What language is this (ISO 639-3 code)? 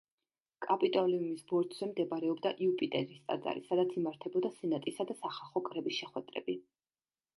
kat